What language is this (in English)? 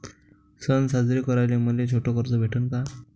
Marathi